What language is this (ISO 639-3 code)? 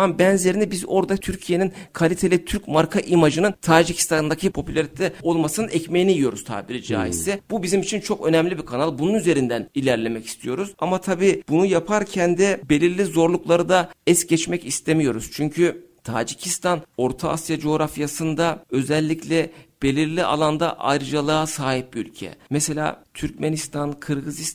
tur